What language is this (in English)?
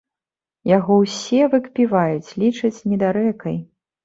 Belarusian